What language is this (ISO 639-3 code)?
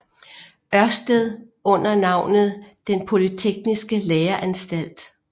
dan